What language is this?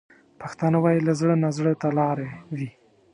Pashto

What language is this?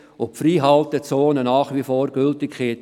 Swiss German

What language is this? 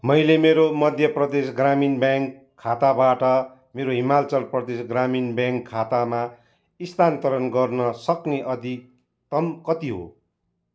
Nepali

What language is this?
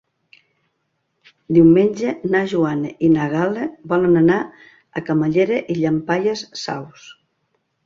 Catalan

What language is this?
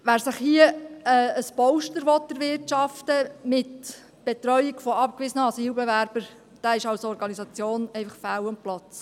Swiss German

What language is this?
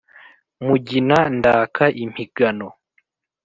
Kinyarwanda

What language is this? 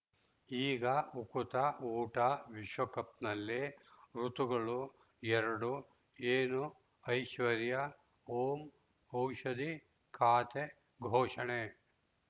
Kannada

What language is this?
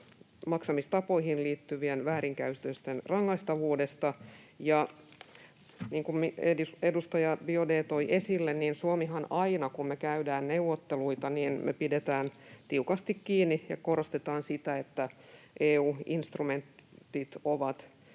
Finnish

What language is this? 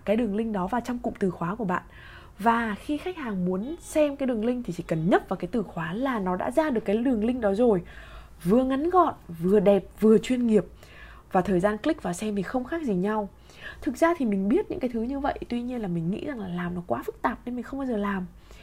Vietnamese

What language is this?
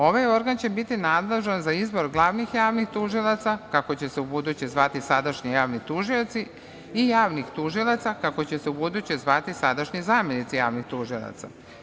Serbian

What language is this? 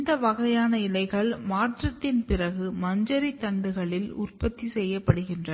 Tamil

